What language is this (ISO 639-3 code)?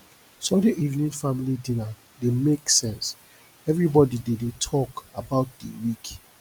pcm